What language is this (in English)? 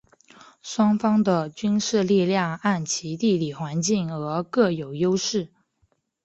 Chinese